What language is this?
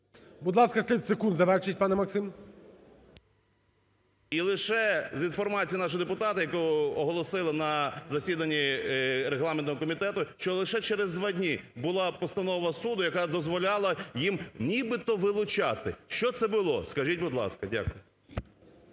Ukrainian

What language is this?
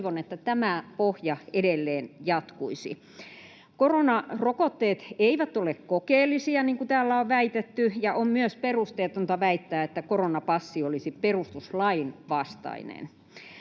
Finnish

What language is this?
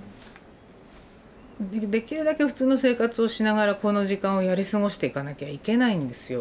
Japanese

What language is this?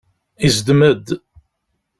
Kabyle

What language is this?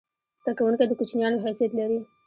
Pashto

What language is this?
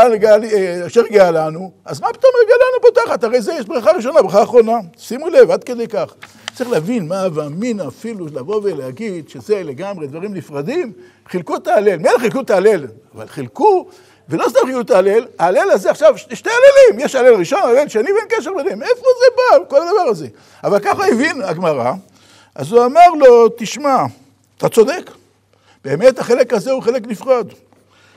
Hebrew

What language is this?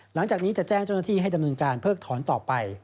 Thai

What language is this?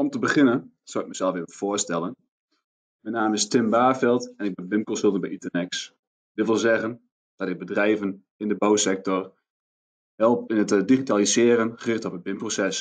Dutch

